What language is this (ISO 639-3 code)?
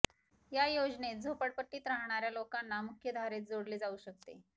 mar